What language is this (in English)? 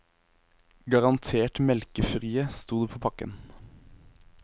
Norwegian